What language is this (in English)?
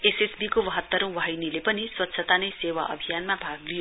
Nepali